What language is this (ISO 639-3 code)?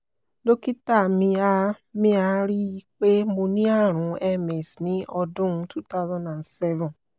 yor